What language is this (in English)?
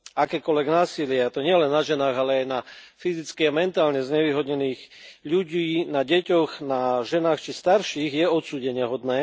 Slovak